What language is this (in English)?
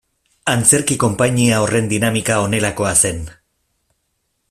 Basque